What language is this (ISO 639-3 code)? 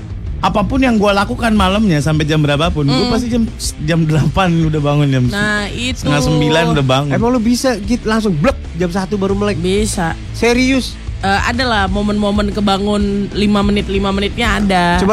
ind